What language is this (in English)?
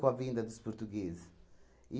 Portuguese